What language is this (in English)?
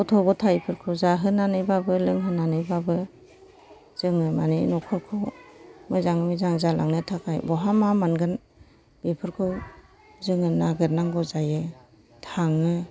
Bodo